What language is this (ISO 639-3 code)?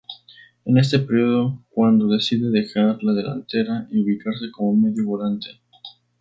spa